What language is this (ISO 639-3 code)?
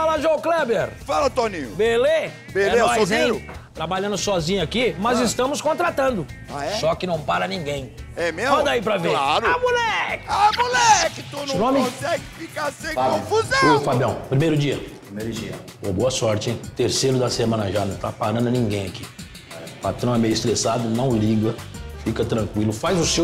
por